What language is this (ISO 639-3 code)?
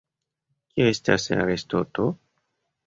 epo